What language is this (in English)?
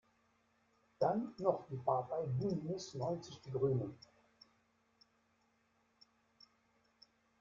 German